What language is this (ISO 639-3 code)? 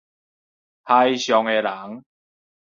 nan